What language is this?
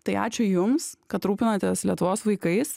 Lithuanian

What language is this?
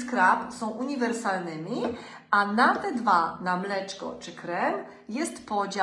Polish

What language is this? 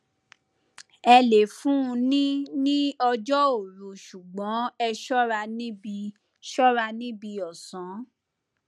Yoruba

